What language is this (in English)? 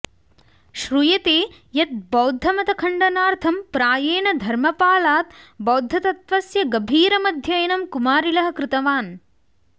Sanskrit